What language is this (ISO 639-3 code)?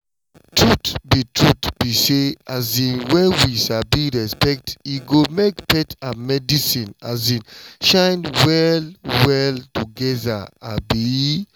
pcm